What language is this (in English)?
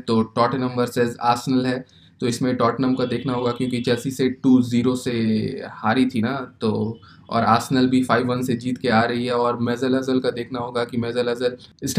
Hindi